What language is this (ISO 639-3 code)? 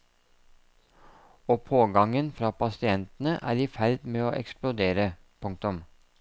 nor